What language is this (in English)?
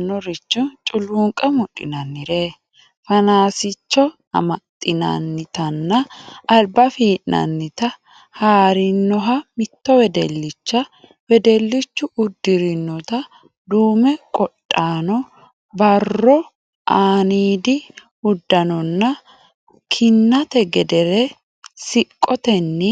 Sidamo